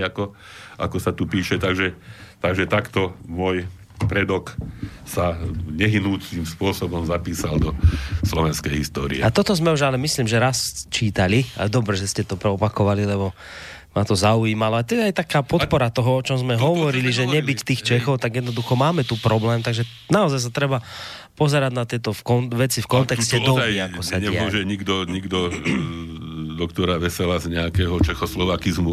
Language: Slovak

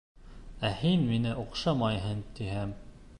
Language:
Bashkir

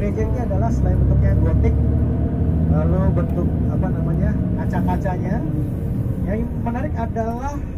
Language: Indonesian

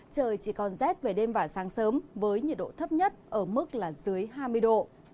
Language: Vietnamese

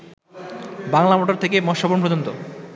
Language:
Bangla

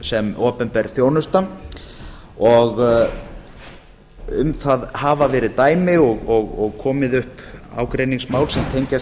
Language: Icelandic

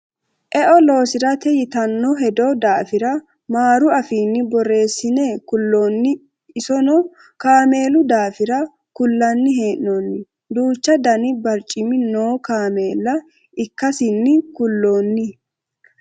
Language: Sidamo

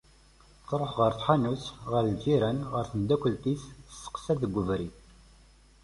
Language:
Kabyle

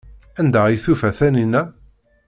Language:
Kabyle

